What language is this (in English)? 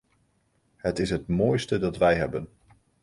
Dutch